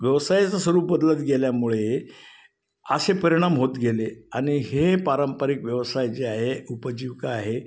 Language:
Marathi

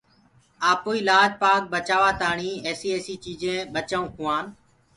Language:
Gurgula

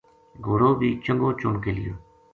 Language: Gujari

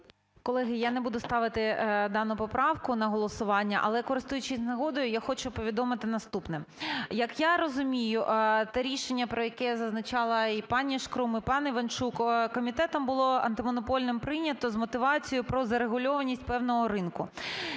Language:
Ukrainian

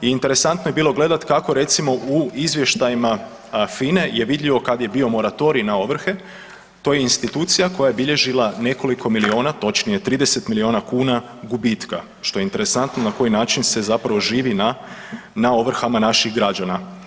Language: Croatian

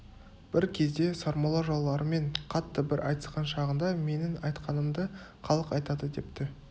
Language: Kazakh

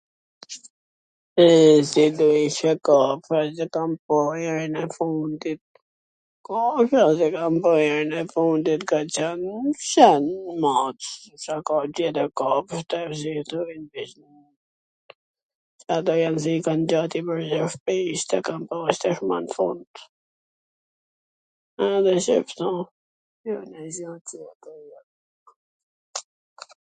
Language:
Gheg Albanian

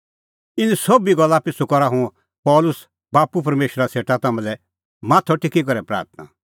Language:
Kullu Pahari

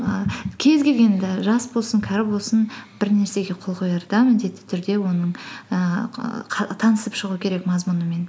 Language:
Kazakh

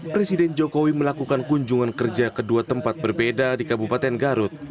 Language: Indonesian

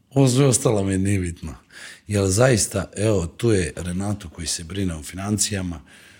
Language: Croatian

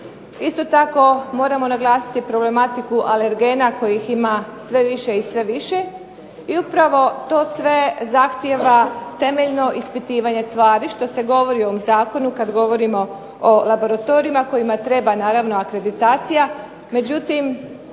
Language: Croatian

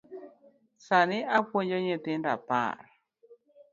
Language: Luo (Kenya and Tanzania)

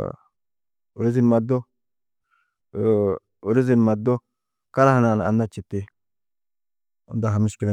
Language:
Tedaga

